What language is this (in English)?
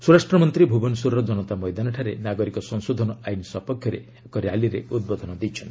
Odia